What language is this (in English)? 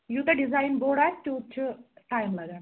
Kashmiri